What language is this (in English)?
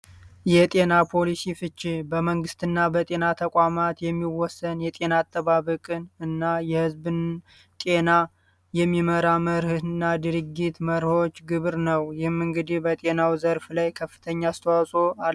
Amharic